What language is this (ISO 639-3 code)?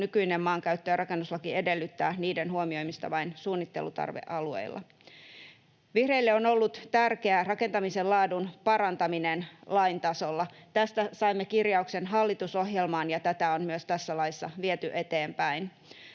fin